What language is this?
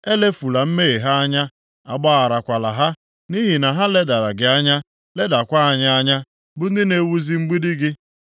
Igbo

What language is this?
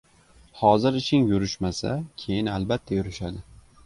Uzbek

